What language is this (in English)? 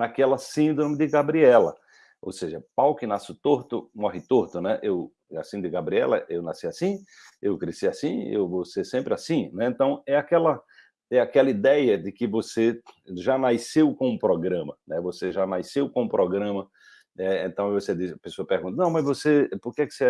Portuguese